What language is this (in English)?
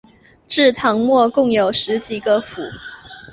Chinese